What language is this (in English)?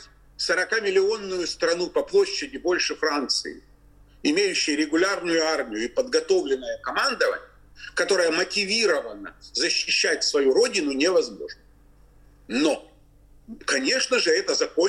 Russian